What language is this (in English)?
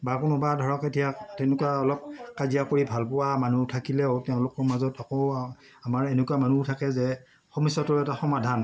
Assamese